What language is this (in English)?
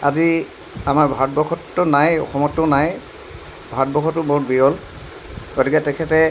Assamese